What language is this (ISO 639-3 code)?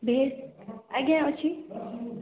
ori